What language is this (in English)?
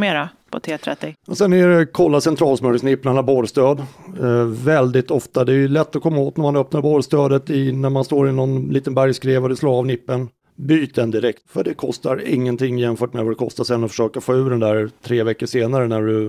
Swedish